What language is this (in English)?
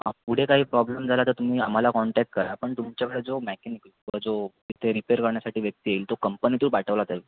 Marathi